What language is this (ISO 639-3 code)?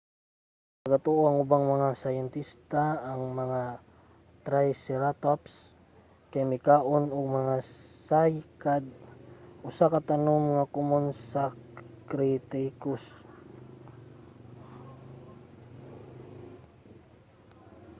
ceb